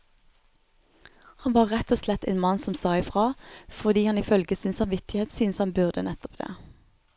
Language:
Norwegian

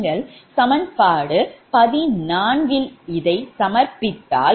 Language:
Tamil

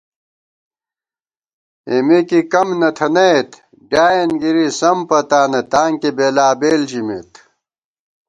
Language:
Gawar-Bati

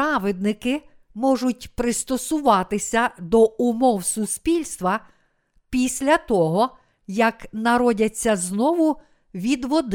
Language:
Ukrainian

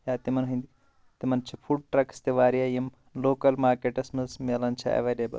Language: Kashmiri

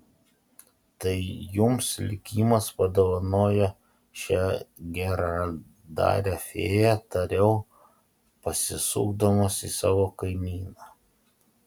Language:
Lithuanian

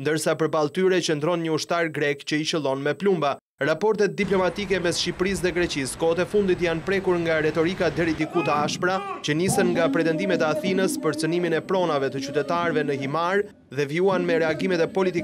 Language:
Romanian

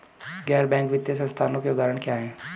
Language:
Hindi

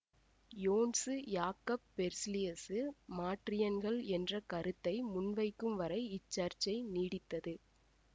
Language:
Tamil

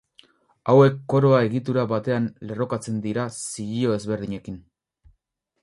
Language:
Basque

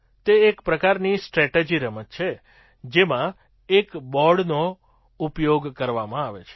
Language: Gujarati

